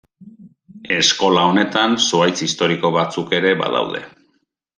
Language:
Basque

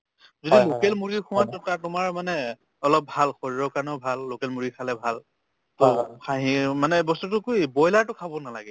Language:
Assamese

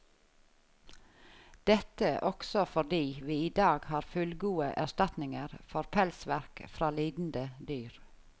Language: Norwegian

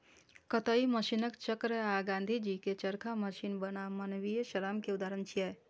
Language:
Maithili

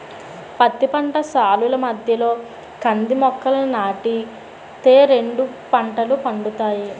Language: Telugu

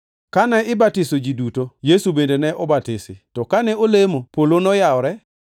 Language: Luo (Kenya and Tanzania)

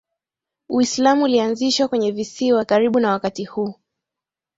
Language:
Swahili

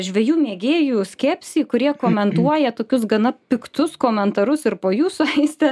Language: Lithuanian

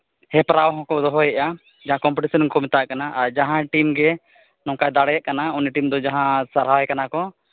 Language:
Santali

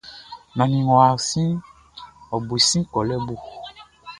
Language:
Baoulé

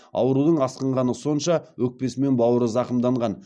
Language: Kazakh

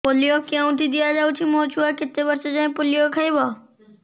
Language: Odia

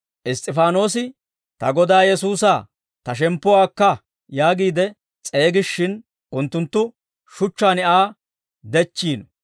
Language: Dawro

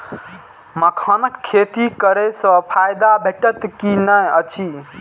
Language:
Maithili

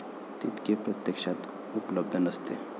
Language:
Marathi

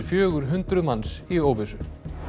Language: Icelandic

